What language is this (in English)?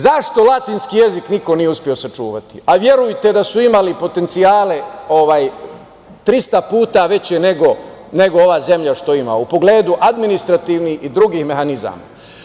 Serbian